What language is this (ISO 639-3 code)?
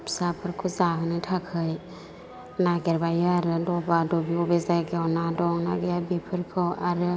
brx